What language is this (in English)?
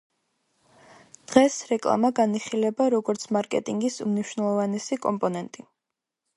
Georgian